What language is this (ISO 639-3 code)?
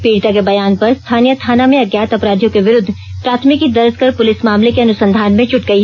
hin